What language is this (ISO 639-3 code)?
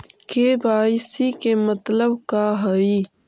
mag